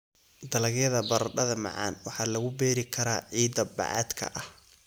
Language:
Somali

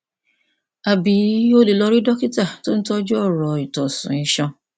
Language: Yoruba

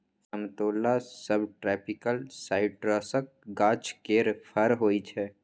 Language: Maithili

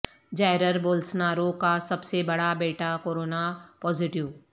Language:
Urdu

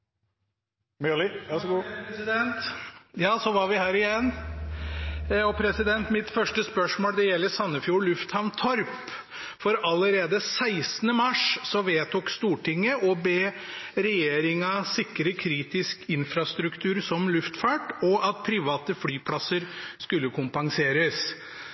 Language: Norwegian Bokmål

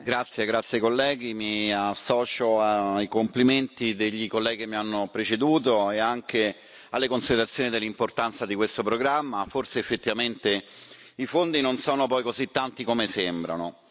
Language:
Italian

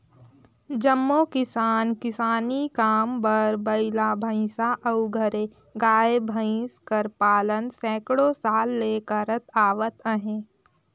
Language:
Chhattisgarhi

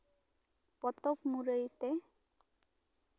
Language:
Santali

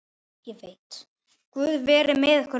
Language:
Icelandic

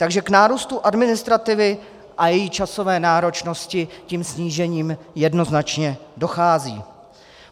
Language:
Czech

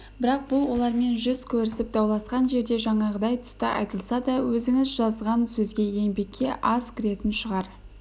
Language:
Kazakh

